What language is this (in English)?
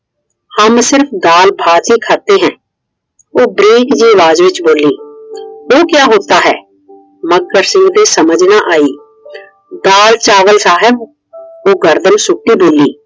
Punjabi